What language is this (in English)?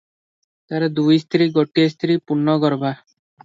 Odia